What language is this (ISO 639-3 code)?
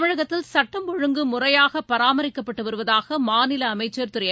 tam